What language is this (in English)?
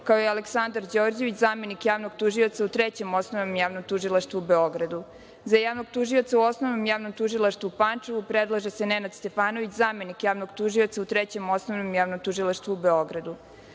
Serbian